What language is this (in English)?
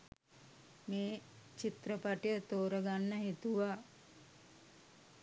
Sinhala